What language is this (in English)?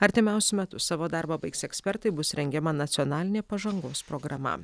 Lithuanian